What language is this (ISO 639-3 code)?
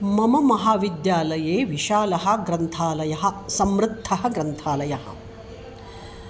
san